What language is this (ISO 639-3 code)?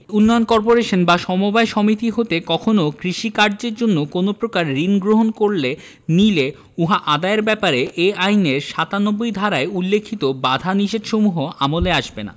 ben